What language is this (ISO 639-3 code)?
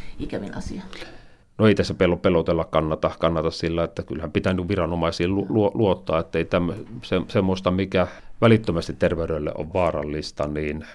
fin